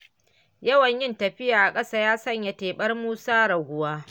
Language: Hausa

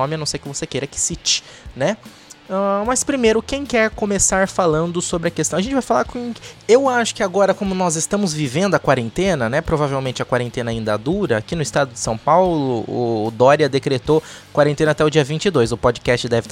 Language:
Portuguese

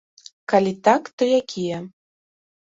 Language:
Belarusian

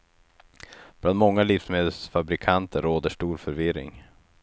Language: Swedish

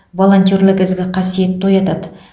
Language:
Kazakh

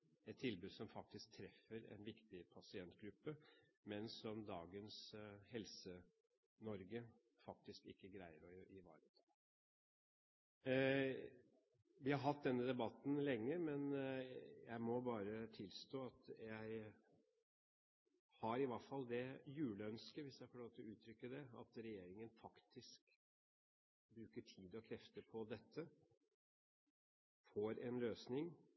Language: Norwegian Bokmål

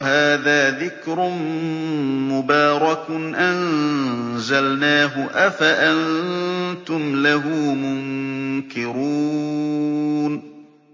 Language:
Arabic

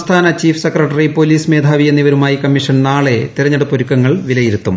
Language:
Malayalam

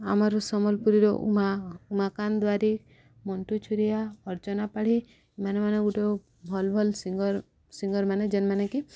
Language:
Odia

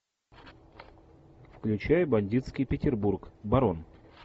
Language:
Russian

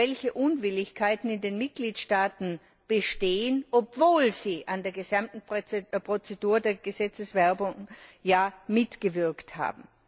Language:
German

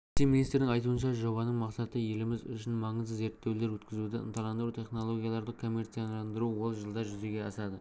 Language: Kazakh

